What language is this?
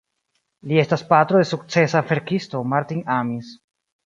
Esperanto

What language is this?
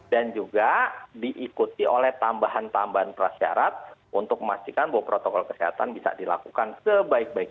Indonesian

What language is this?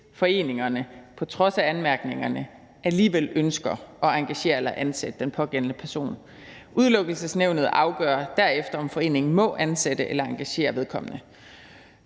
Danish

